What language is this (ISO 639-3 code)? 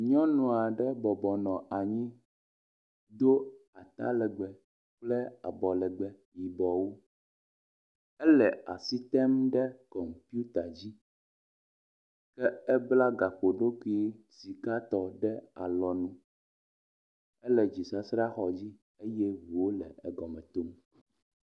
ewe